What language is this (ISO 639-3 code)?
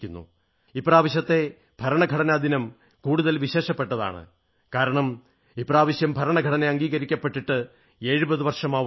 mal